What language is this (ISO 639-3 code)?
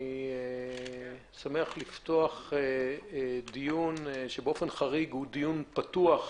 heb